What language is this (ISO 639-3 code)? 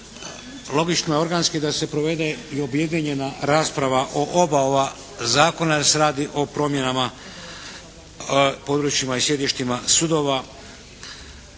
hrv